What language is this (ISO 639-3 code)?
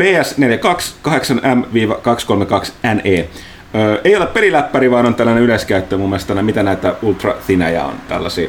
fin